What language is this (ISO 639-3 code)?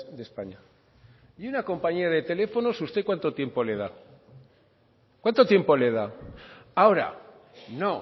spa